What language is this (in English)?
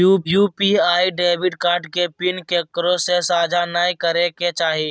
Magahi